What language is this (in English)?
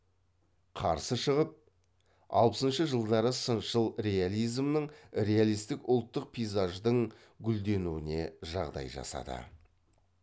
Kazakh